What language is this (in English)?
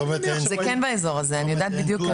Hebrew